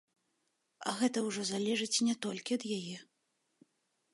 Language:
Belarusian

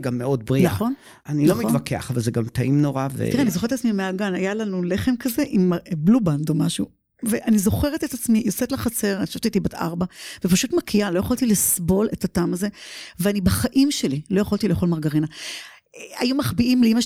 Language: Hebrew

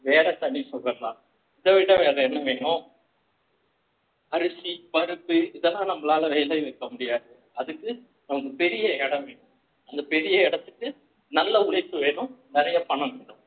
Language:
Tamil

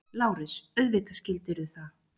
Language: Icelandic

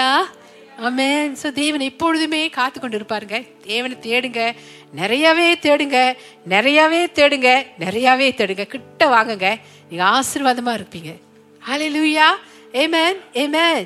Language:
Tamil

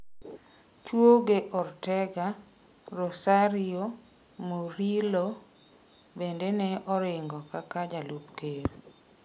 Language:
Luo (Kenya and Tanzania)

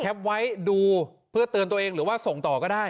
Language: Thai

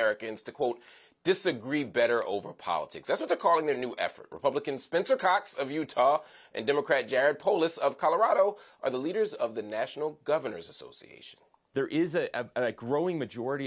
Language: English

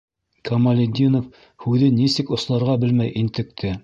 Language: Bashkir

